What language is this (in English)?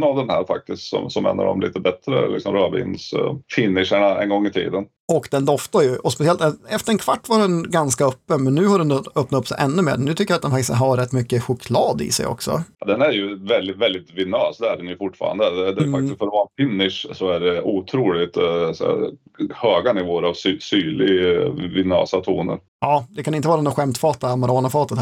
Swedish